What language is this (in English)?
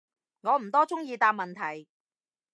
Cantonese